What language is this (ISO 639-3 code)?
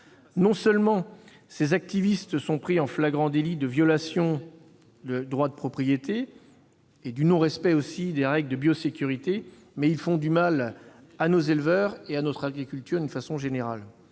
fra